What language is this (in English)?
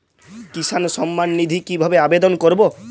Bangla